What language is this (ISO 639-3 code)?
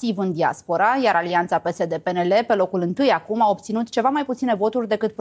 ron